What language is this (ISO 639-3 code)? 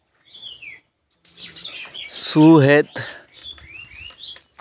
sat